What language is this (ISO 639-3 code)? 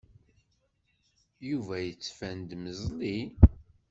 kab